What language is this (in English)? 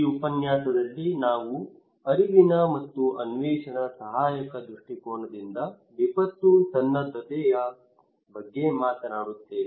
Kannada